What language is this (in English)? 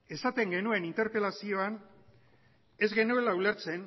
Basque